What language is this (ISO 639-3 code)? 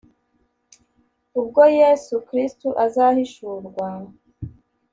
kin